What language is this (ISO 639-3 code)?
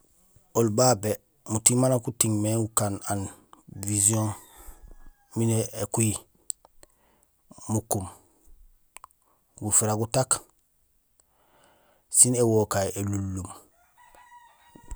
gsl